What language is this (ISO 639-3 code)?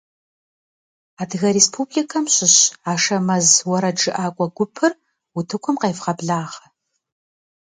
kbd